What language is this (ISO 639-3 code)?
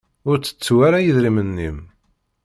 kab